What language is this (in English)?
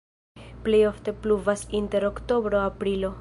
Esperanto